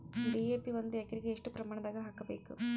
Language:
Kannada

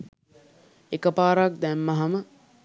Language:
Sinhala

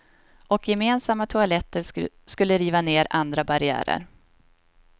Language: Swedish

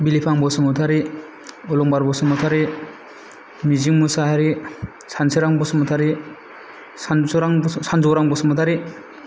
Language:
Bodo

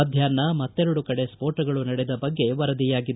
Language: Kannada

